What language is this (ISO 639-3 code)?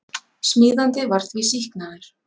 isl